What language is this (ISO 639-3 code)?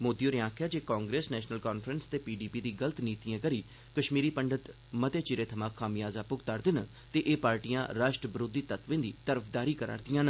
doi